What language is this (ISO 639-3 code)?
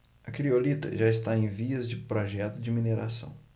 por